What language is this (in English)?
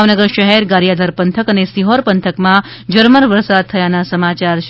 Gujarati